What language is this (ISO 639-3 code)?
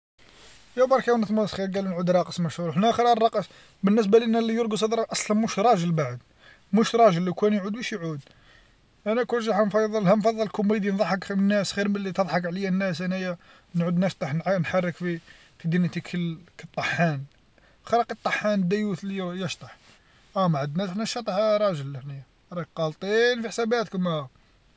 arq